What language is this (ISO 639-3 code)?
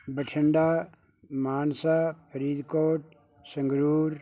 pan